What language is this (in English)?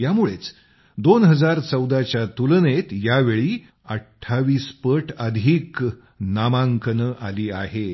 Marathi